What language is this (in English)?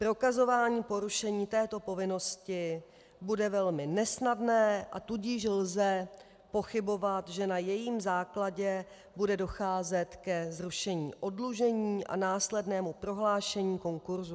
Czech